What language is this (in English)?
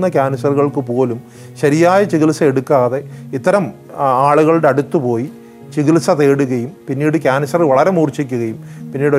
Malayalam